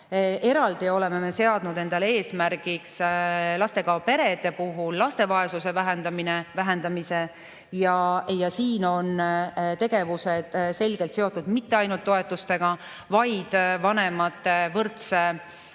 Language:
Estonian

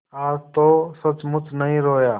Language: Hindi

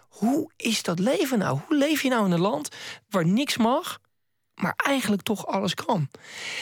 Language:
Dutch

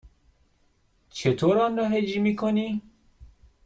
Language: Persian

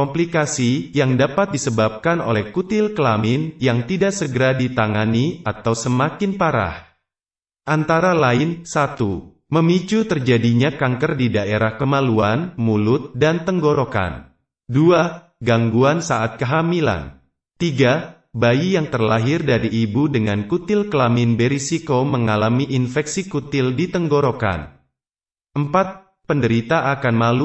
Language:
Indonesian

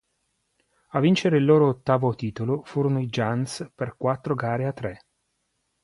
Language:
Italian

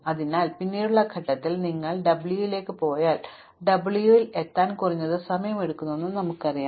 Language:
Malayalam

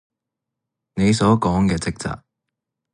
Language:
Cantonese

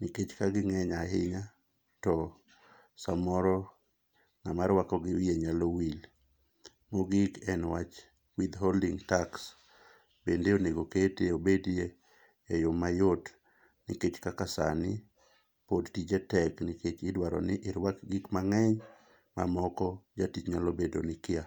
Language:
Luo (Kenya and Tanzania)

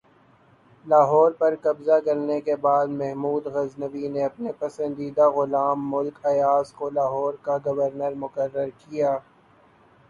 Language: Urdu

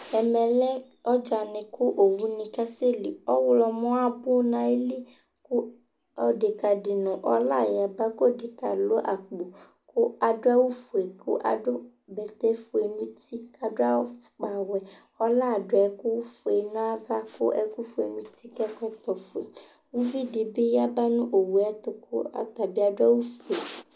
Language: Ikposo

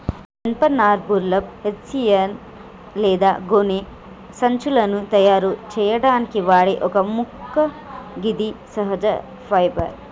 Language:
Telugu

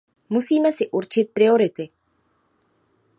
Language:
Czech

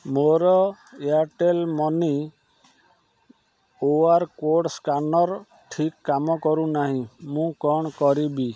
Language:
Odia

